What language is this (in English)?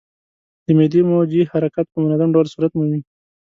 Pashto